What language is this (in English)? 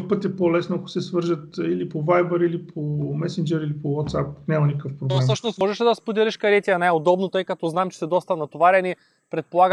Bulgarian